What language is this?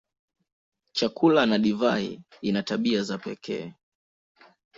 Swahili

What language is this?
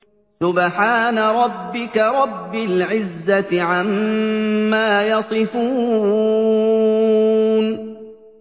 Arabic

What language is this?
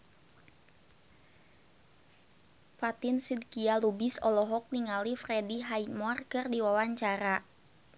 Sundanese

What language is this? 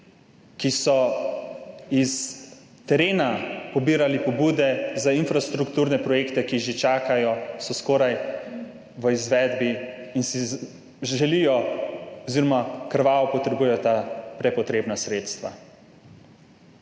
Slovenian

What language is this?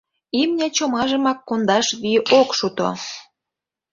Mari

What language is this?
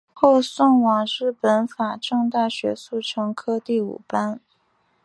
Chinese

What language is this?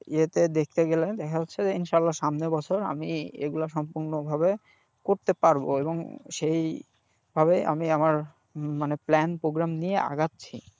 Bangla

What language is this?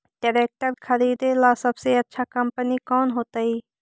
Magahi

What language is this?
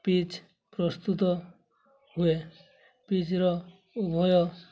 Odia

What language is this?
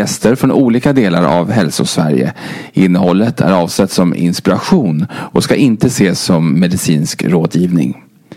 Swedish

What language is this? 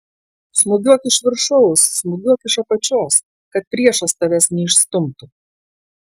Lithuanian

